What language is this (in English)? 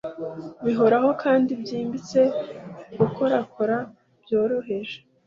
Kinyarwanda